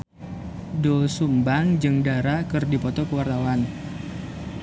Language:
Sundanese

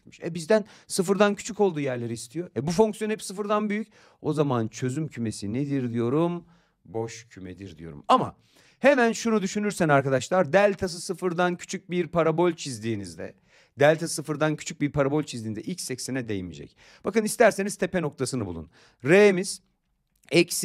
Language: Turkish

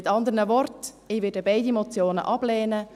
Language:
Swiss German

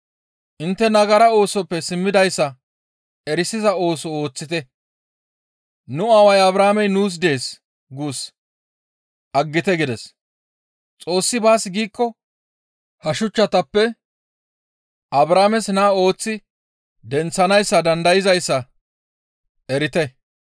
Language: Gamo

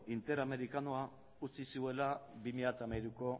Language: Basque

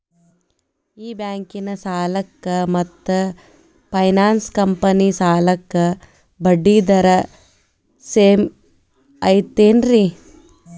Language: Kannada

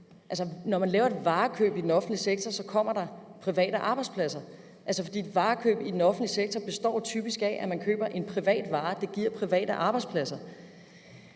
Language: Danish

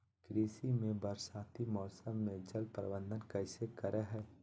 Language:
Magahi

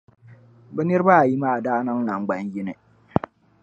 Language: Dagbani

